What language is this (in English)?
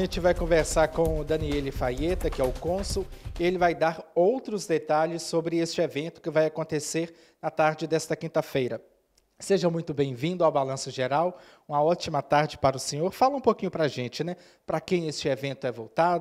Portuguese